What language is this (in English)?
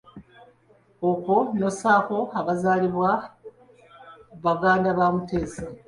Ganda